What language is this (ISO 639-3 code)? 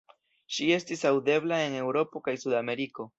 epo